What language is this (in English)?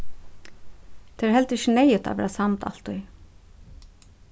Faroese